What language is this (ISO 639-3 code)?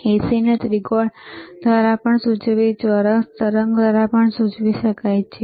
guj